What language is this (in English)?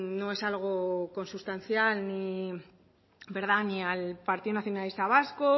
Spanish